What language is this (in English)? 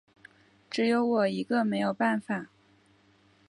Chinese